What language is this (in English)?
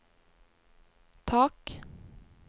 Norwegian